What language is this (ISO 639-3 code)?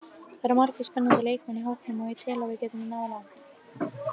isl